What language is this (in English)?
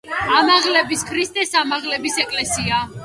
Georgian